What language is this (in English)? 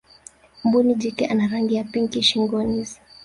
Swahili